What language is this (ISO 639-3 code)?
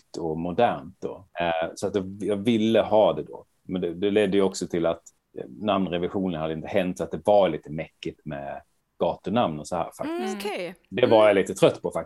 swe